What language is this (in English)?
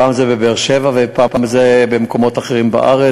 Hebrew